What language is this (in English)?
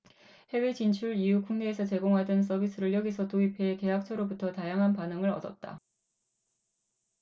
Korean